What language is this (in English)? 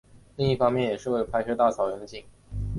Chinese